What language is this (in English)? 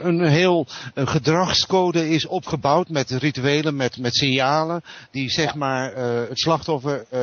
Dutch